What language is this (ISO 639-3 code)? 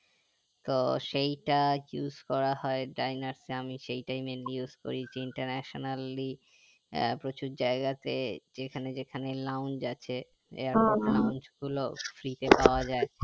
ben